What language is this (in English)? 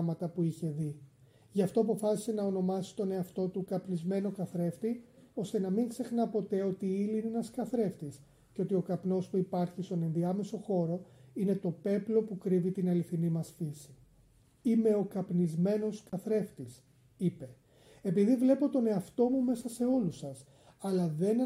Greek